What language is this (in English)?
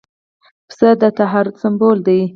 Pashto